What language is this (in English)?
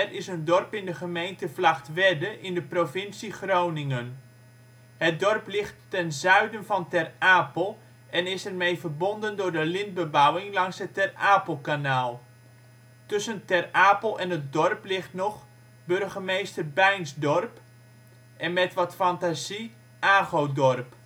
Dutch